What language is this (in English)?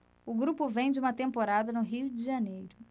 Portuguese